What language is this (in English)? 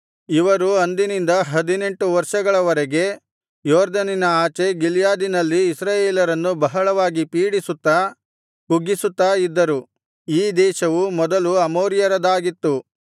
Kannada